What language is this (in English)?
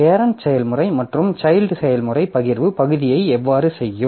Tamil